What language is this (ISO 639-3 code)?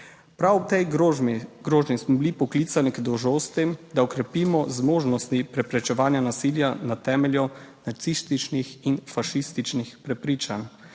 slv